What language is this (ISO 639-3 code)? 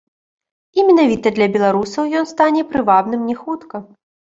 bel